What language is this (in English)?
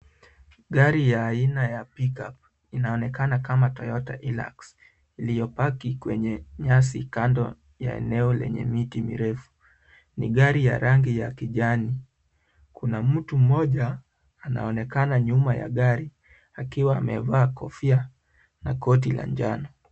Swahili